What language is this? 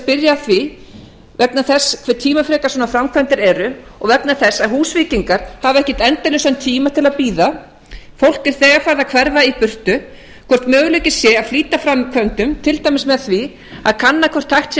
Icelandic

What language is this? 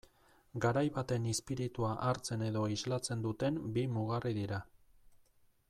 Basque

